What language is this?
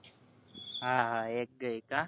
Gujarati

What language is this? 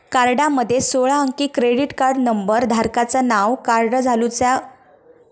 Marathi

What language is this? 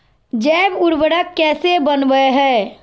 Magahi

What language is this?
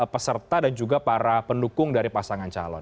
Indonesian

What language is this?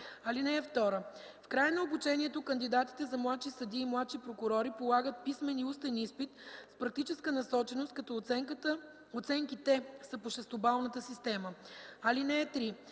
Bulgarian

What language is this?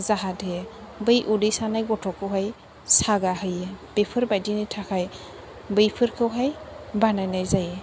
Bodo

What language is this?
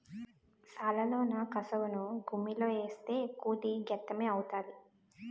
Telugu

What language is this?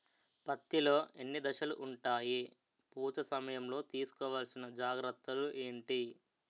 Telugu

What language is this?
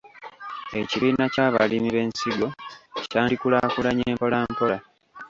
Ganda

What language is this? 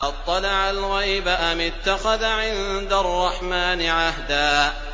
Arabic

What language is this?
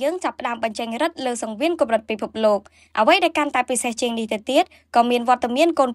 Thai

